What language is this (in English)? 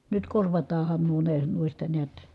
Finnish